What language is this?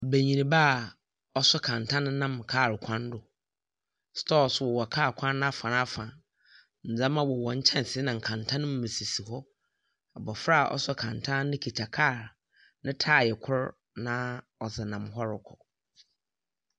Akan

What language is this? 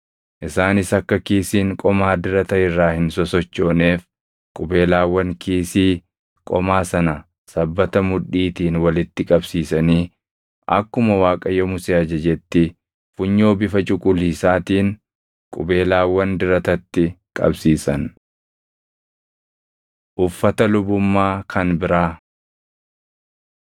Oromo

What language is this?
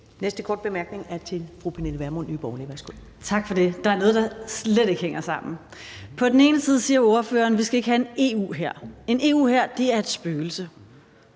Danish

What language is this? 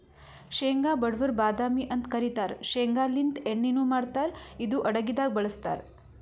Kannada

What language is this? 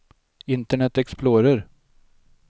Swedish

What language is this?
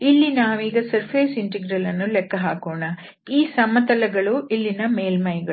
Kannada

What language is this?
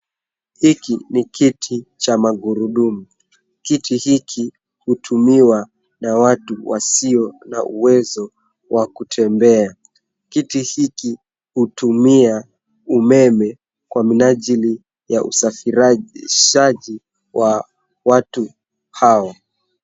Swahili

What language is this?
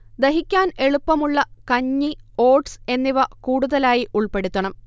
Malayalam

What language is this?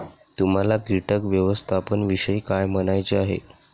Marathi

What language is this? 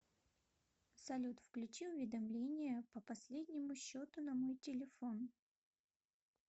Russian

